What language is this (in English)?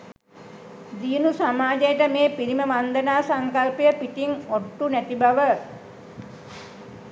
Sinhala